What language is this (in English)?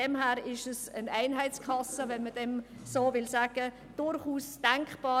Swiss German